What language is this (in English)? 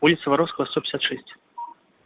Russian